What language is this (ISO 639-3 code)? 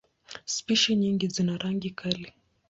swa